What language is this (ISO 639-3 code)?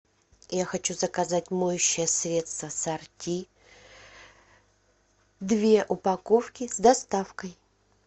rus